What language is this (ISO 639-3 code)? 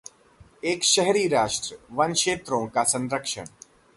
hin